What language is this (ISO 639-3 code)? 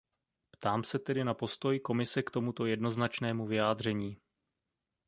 ces